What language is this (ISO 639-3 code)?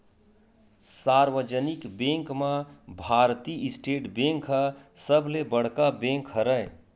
hne